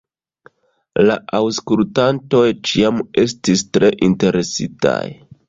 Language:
Esperanto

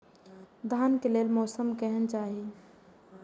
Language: Maithili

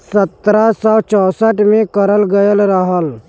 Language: Bhojpuri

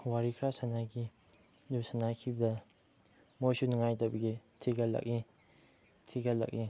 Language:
Manipuri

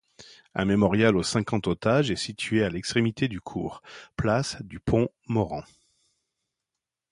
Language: French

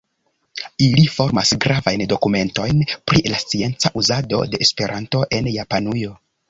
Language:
Esperanto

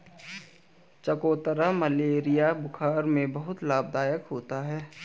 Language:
Hindi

